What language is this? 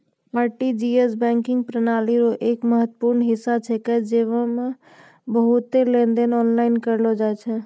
Maithili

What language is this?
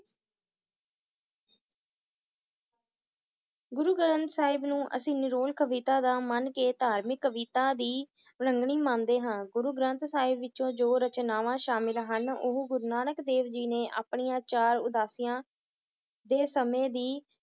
Punjabi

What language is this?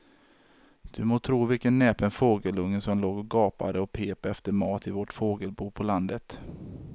Swedish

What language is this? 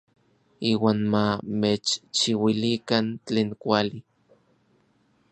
Orizaba Nahuatl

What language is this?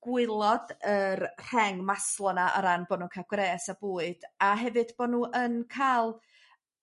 Welsh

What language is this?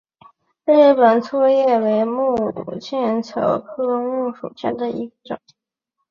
Chinese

